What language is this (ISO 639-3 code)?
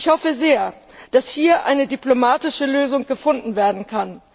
deu